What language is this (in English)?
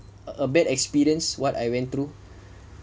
English